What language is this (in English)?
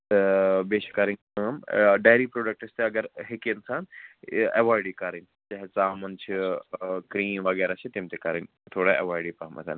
Kashmiri